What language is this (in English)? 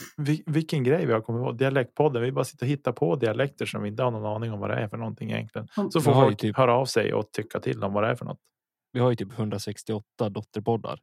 Swedish